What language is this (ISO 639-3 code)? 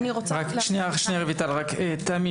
heb